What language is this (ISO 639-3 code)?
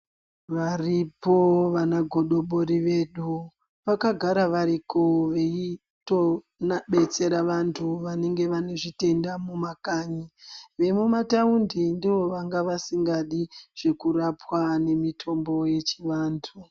ndc